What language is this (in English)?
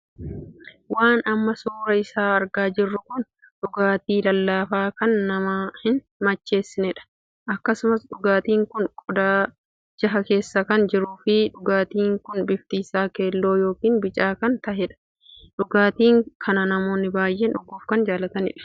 Oromo